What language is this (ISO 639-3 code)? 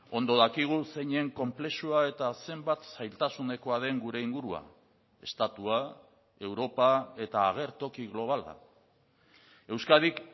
eus